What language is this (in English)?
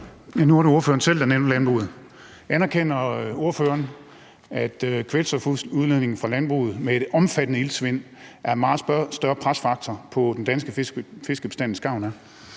Danish